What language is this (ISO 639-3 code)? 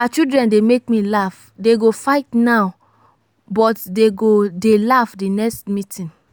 pcm